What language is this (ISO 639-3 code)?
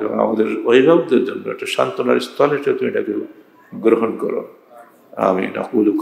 ara